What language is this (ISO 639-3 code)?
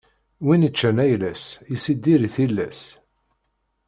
kab